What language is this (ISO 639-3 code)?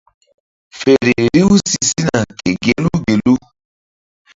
mdd